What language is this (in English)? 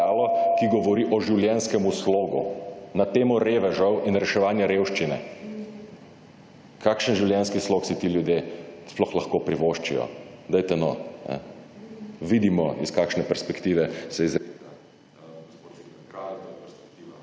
Slovenian